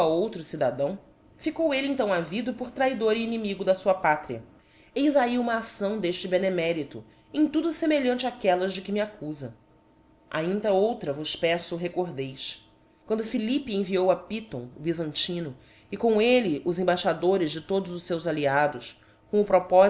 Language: Portuguese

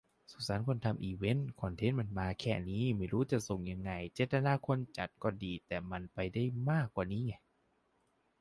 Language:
Thai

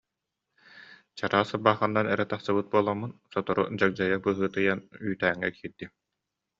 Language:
Yakut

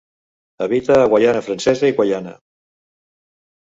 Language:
Catalan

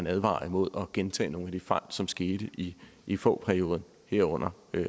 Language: Danish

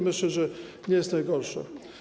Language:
Polish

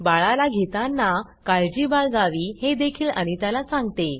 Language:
Marathi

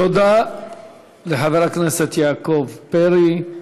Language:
Hebrew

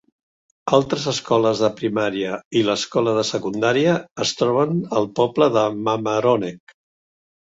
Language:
Catalan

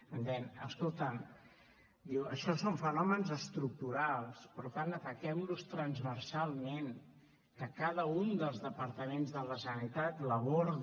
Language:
Catalan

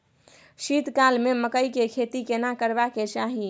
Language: Maithili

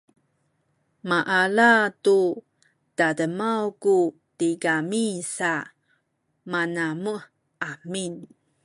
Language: Sakizaya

